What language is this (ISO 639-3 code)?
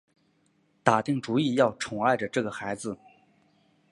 zho